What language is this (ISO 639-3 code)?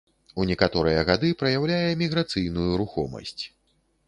bel